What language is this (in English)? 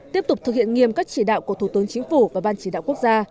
Vietnamese